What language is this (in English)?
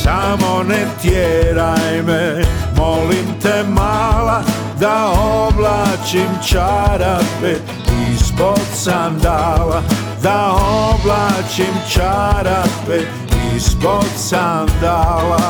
Croatian